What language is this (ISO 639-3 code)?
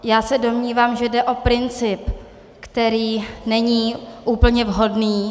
ces